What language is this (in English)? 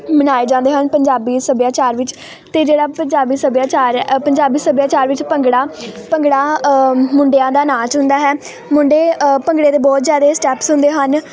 Punjabi